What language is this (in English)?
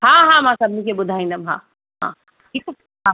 Sindhi